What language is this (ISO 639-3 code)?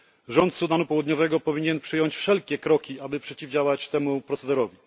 pol